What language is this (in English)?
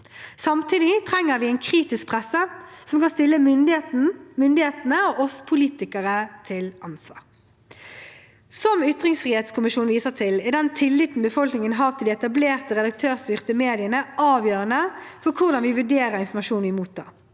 Norwegian